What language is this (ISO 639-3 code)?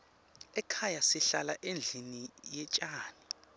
ssw